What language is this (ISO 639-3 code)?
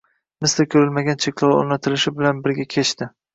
uzb